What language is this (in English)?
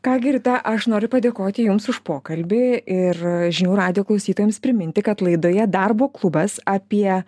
Lithuanian